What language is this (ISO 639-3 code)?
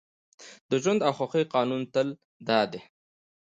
pus